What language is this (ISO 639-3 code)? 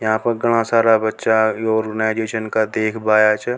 raj